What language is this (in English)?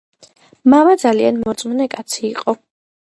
Georgian